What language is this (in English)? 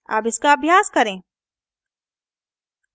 Hindi